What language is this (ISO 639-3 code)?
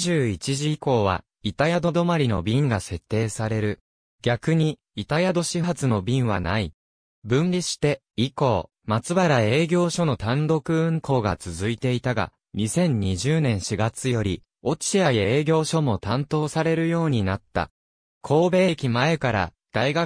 jpn